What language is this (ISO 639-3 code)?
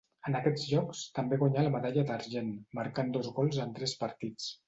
cat